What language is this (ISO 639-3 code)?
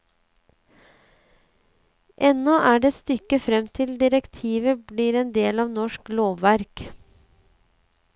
nor